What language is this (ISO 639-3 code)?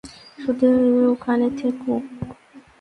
ben